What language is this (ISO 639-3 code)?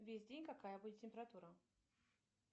rus